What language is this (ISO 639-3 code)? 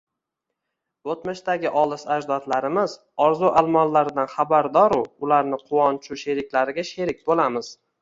uzb